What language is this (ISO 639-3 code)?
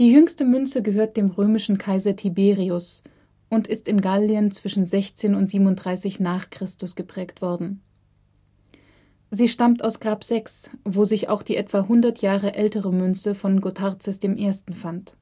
deu